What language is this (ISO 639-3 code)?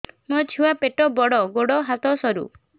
ori